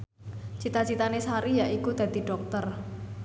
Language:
Javanese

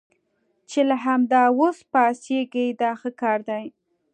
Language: Pashto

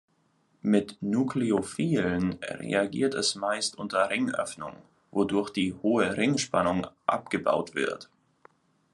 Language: German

